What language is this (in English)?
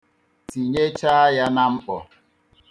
Igbo